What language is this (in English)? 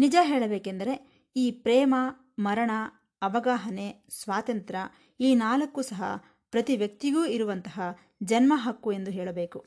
Kannada